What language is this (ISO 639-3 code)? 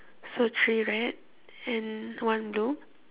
eng